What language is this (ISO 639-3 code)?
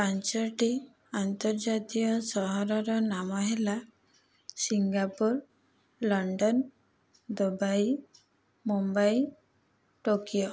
ori